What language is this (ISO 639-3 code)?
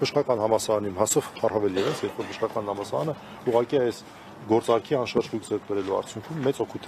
tur